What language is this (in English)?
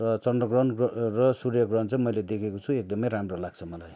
Nepali